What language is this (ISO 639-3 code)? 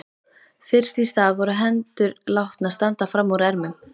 isl